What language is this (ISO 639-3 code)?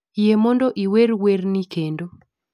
luo